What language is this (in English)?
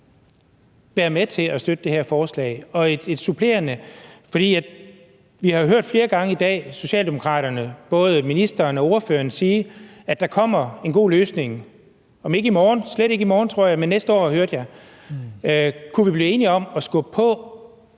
Danish